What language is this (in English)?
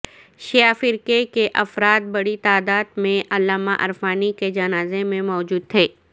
Urdu